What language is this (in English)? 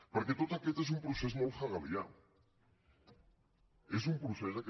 Catalan